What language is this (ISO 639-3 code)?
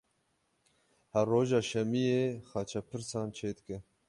kur